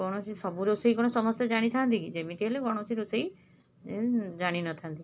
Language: Odia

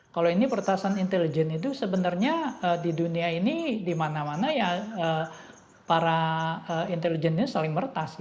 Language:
Indonesian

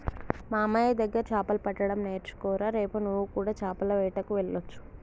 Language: Telugu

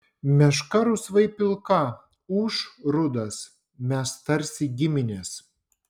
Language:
Lithuanian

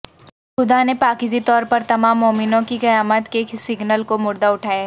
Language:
Urdu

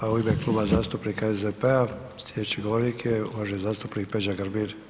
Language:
Croatian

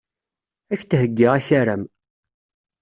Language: Kabyle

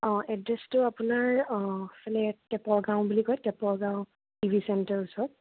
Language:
Assamese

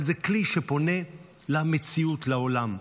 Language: Hebrew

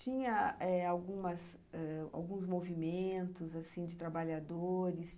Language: Portuguese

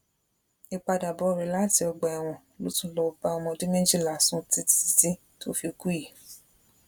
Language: Yoruba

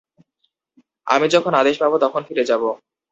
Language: Bangla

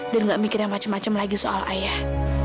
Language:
Indonesian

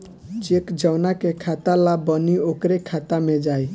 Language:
Bhojpuri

